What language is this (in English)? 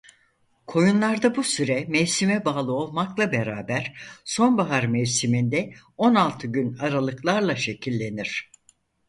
Turkish